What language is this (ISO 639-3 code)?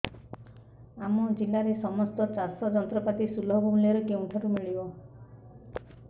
ori